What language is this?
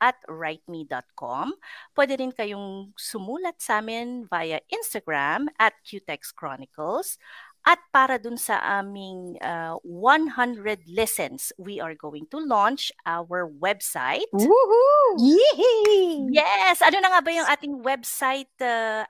Filipino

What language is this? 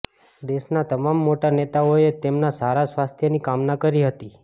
Gujarati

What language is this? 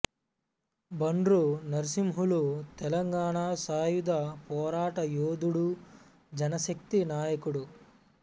Telugu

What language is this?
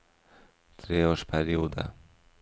Norwegian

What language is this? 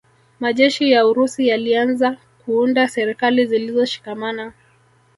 Swahili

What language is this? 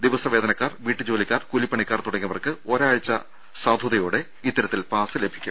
Malayalam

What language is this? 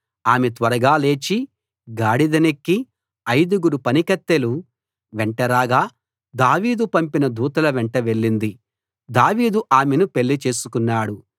Telugu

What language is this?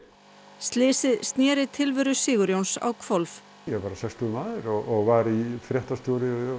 Icelandic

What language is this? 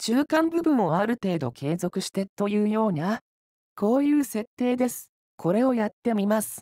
Japanese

